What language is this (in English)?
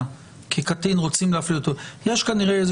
Hebrew